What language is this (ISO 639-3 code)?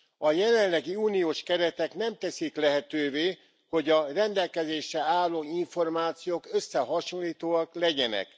hun